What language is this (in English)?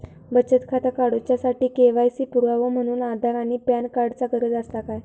Marathi